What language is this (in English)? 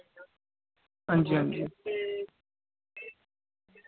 Dogri